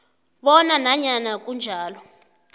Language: South Ndebele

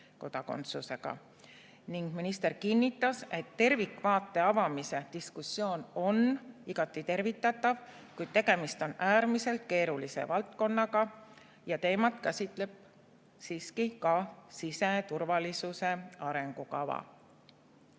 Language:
Estonian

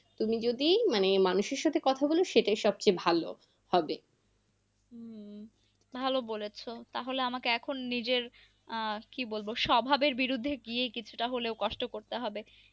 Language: Bangla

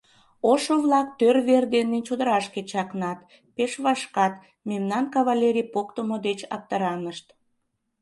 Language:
Mari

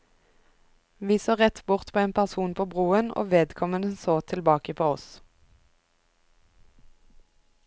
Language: Norwegian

